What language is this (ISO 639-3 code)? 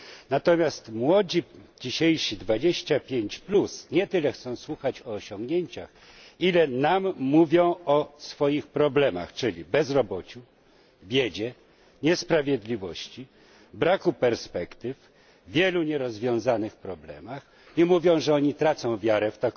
pol